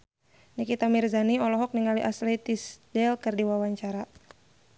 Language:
Sundanese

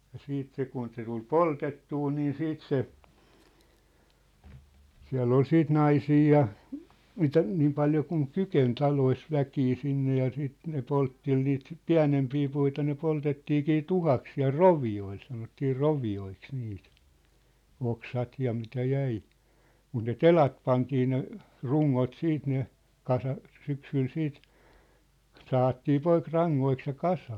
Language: Finnish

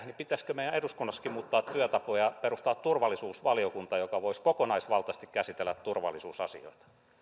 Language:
Finnish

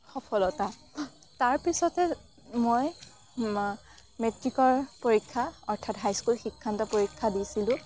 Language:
Assamese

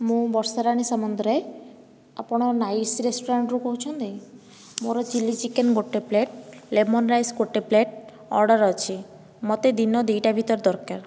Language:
Odia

